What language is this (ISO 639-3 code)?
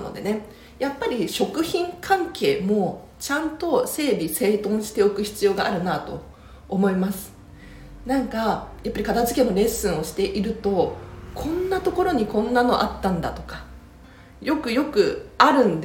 jpn